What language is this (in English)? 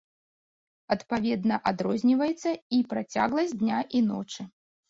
Belarusian